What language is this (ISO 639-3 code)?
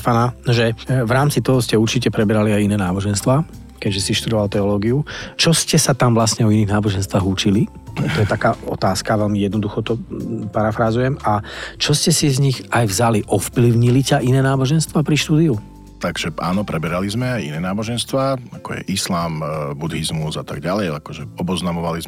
slk